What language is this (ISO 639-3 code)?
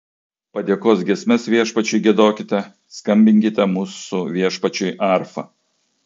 lit